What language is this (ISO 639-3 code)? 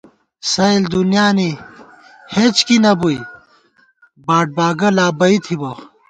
gwt